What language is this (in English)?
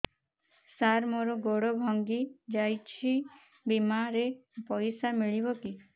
Odia